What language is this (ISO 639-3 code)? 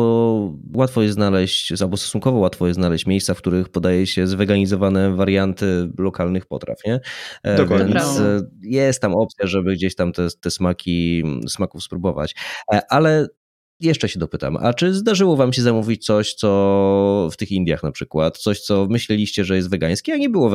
pol